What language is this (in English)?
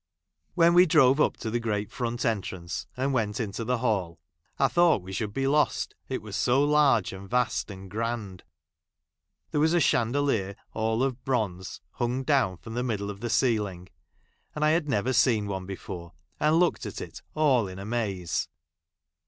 English